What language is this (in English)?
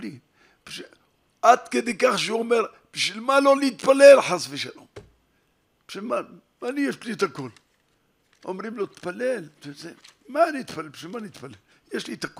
Hebrew